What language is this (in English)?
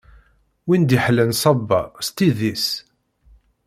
Kabyle